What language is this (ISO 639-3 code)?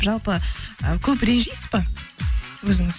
kaz